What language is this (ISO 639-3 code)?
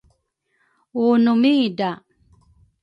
dru